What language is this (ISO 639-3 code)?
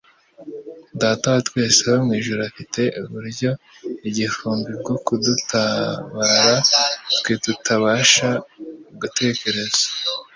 kin